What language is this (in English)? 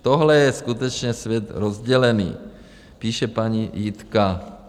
Czech